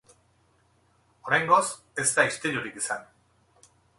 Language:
Basque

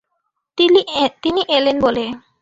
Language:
Bangla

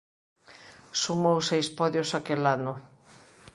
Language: Galician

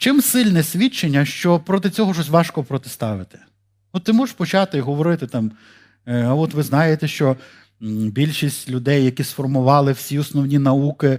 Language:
Ukrainian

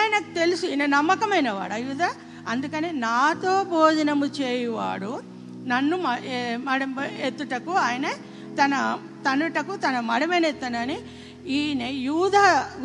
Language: Telugu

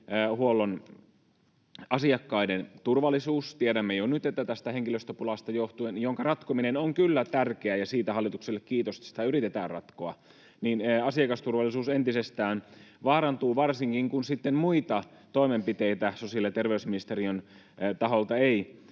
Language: Finnish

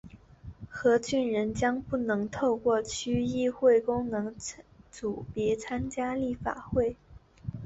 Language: Chinese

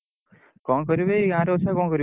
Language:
Odia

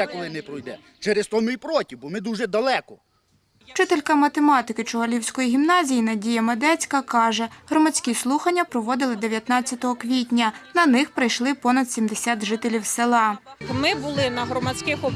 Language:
Ukrainian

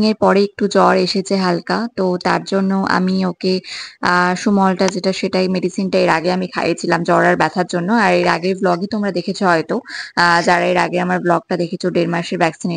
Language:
Bangla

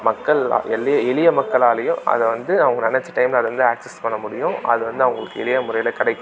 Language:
Tamil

